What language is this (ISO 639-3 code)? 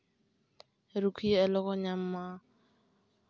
sat